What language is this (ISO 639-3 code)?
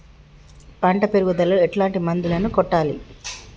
tel